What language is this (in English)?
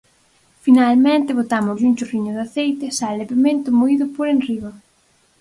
Galician